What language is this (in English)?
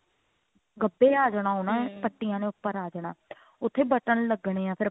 Punjabi